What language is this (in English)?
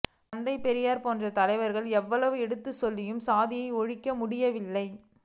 Tamil